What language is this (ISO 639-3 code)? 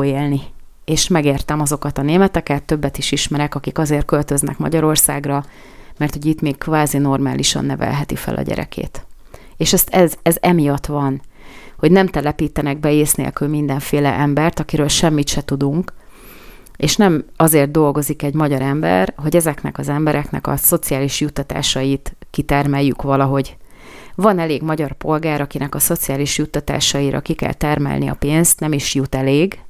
hun